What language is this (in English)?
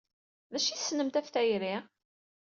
Kabyle